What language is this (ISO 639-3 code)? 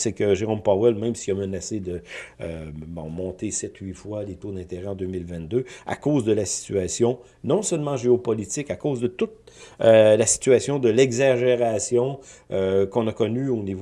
fra